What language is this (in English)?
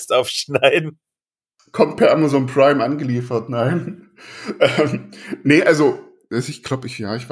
German